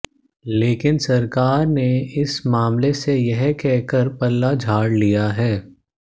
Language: Hindi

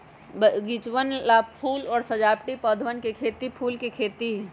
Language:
Magahi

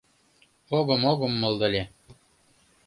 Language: Mari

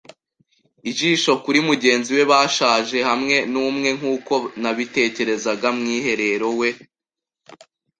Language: Kinyarwanda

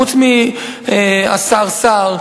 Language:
Hebrew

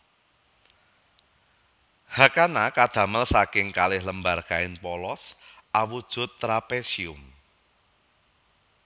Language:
Javanese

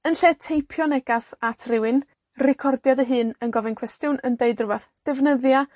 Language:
Welsh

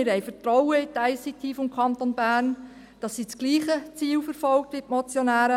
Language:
Swiss German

